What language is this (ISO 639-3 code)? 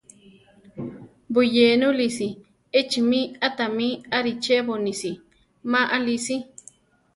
tar